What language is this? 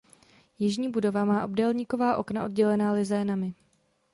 Czech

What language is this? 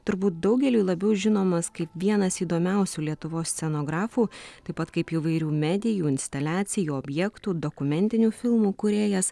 Lithuanian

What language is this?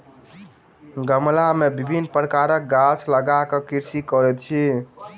Maithili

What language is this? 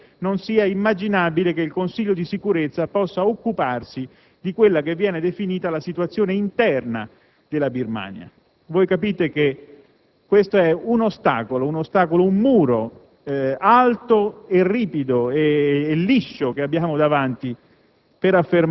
Italian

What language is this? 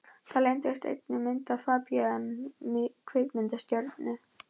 Icelandic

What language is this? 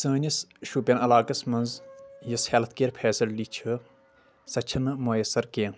Kashmiri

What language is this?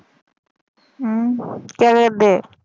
Punjabi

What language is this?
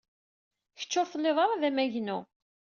Kabyle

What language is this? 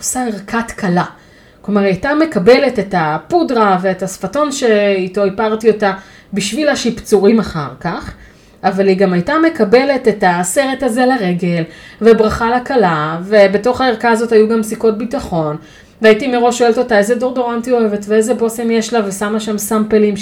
Hebrew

